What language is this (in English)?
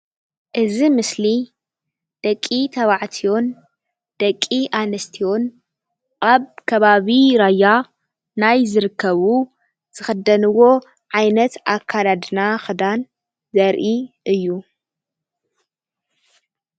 Tigrinya